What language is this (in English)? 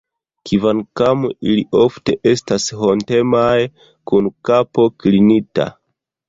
Esperanto